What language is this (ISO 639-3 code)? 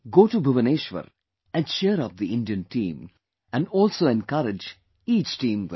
eng